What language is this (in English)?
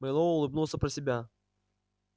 Russian